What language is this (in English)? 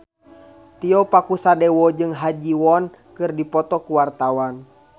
Sundanese